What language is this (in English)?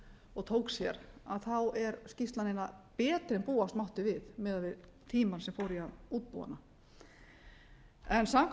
Icelandic